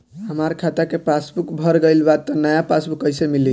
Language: Bhojpuri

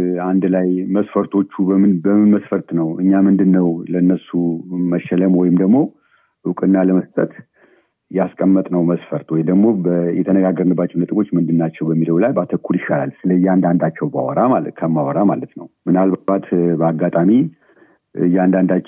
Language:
Amharic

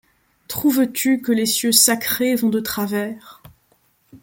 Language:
French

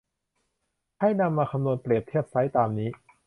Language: Thai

